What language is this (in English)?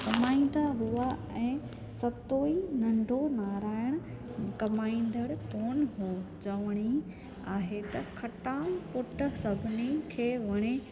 Sindhi